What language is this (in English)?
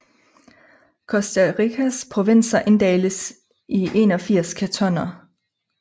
Danish